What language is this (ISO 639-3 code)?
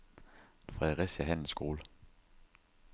dan